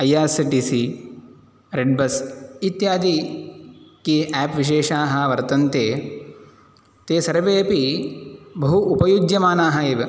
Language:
Sanskrit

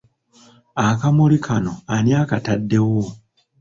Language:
Ganda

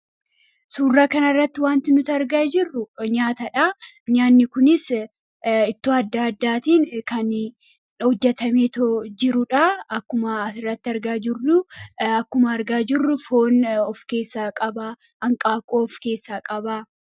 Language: Oromo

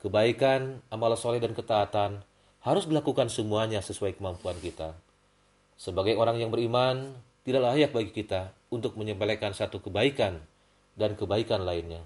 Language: Indonesian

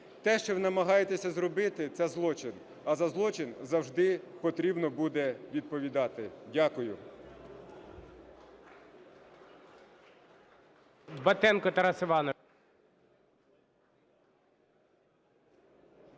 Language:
Ukrainian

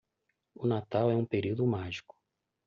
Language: Portuguese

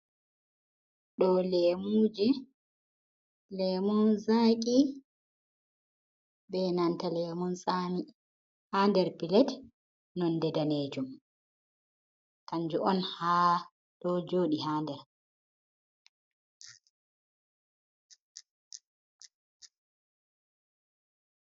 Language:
Fula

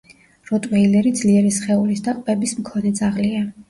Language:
Georgian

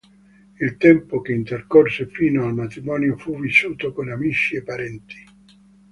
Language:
Italian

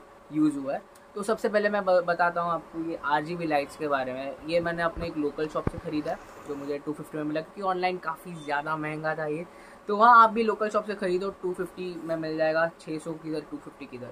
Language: Hindi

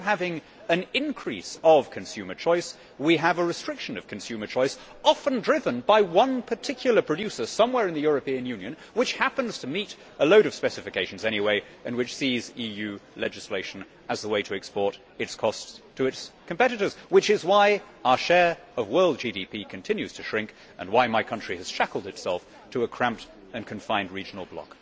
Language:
English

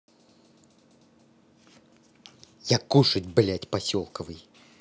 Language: Russian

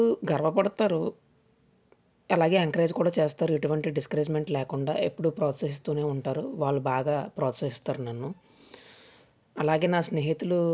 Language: Telugu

